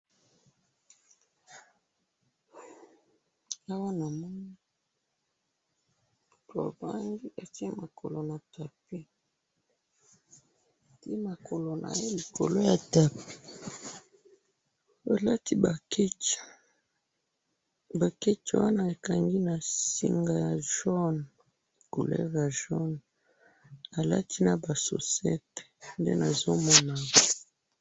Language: Lingala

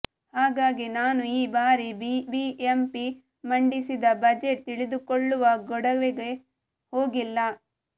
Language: Kannada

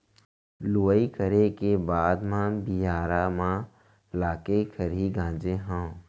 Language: Chhattisgarhi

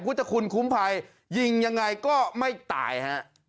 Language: Thai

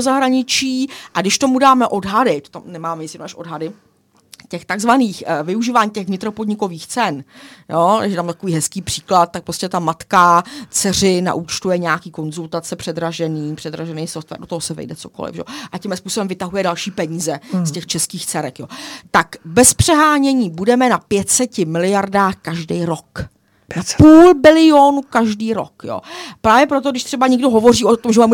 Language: Czech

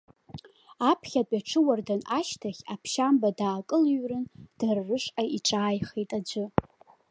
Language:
Abkhazian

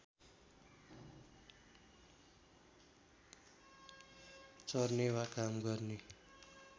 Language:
Nepali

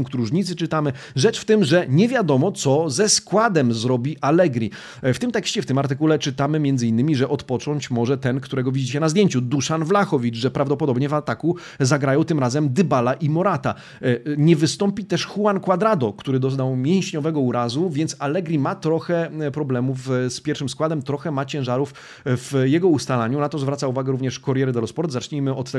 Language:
Polish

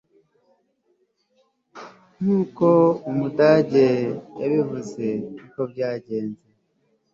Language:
Kinyarwanda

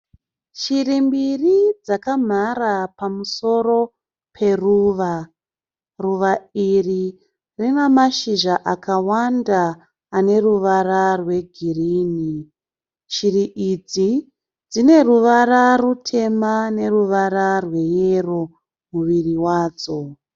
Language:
Shona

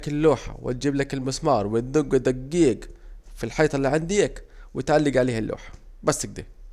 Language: Saidi Arabic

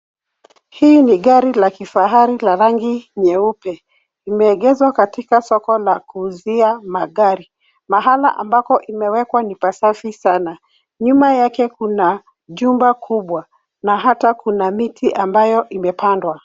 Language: Swahili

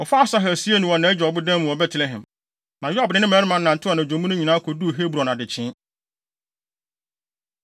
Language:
Akan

